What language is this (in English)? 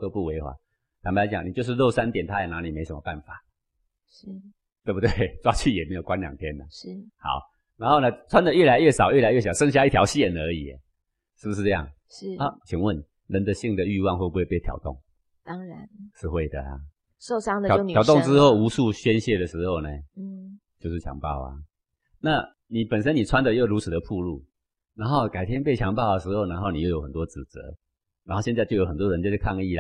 Chinese